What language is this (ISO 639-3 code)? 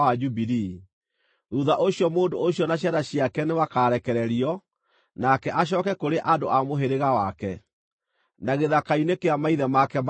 kik